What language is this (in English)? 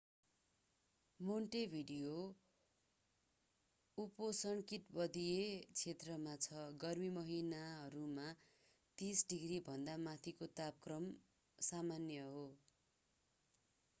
Nepali